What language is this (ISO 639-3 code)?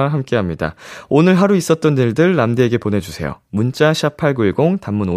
kor